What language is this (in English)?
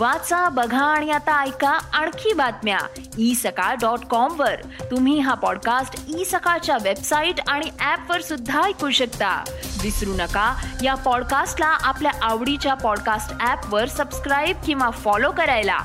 Marathi